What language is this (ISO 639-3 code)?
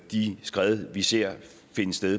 dan